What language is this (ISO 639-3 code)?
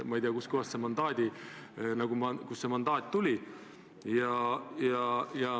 est